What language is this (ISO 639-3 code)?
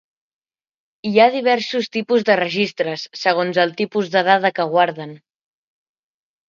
cat